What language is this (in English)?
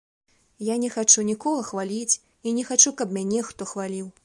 Belarusian